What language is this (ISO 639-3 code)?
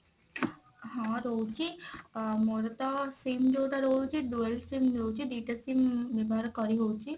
ori